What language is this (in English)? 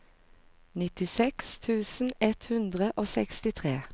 Norwegian